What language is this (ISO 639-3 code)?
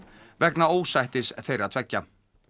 isl